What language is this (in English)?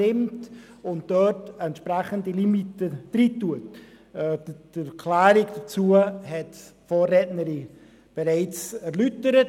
Swiss German